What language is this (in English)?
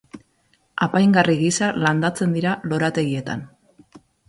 Basque